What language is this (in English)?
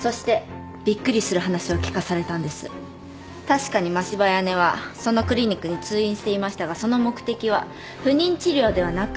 Japanese